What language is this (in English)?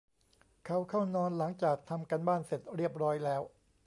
Thai